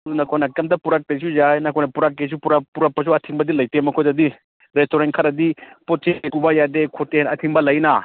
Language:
Manipuri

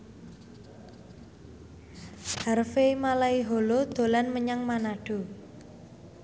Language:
Javanese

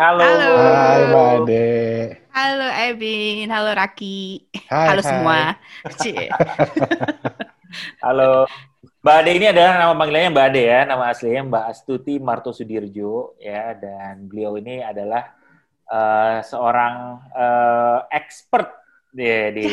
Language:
Indonesian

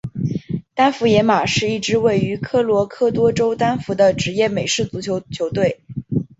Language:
Chinese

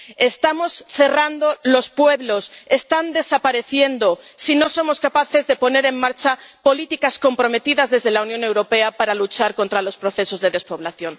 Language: Spanish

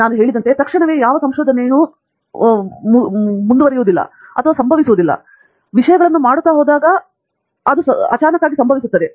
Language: Kannada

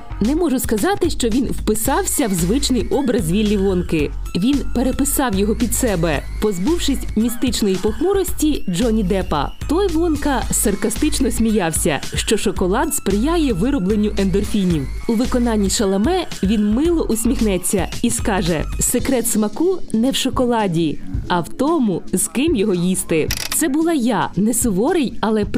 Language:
Ukrainian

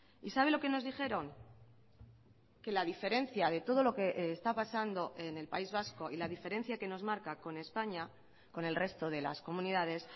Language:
Spanish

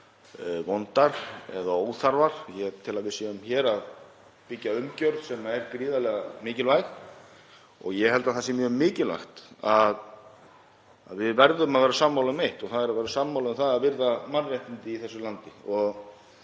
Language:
Icelandic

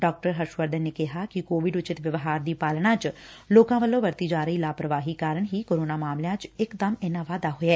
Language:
Punjabi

